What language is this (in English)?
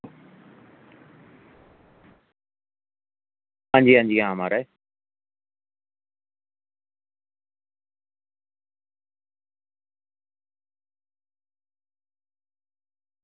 Dogri